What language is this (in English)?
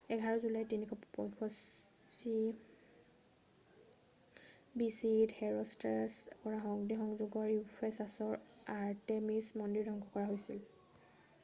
Assamese